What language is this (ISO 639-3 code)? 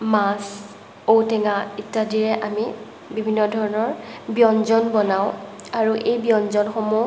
asm